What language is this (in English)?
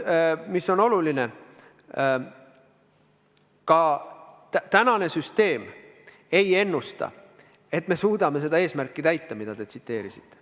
Estonian